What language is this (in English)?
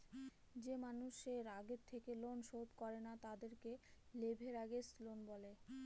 Bangla